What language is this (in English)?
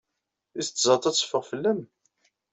Kabyle